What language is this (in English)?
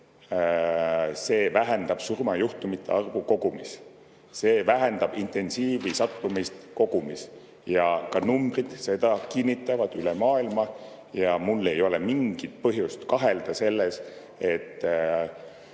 Estonian